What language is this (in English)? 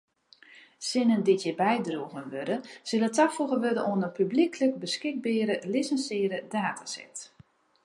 Western Frisian